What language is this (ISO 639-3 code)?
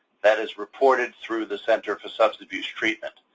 eng